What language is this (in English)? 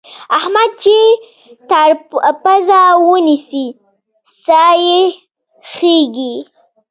Pashto